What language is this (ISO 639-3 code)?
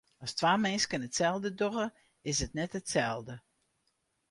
fry